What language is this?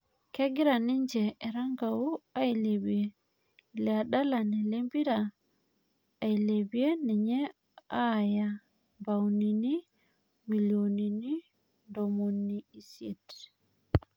Masai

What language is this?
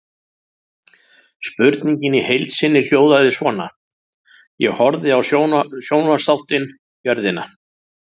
Icelandic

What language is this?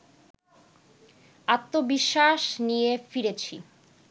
Bangla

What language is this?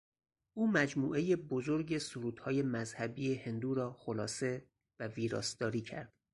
Persian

